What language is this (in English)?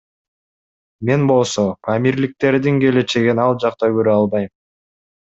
Kyrgyz